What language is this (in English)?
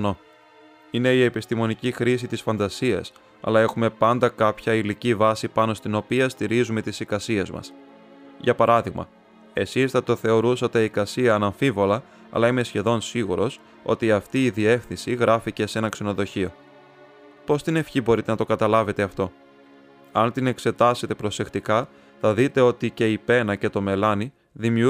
Greek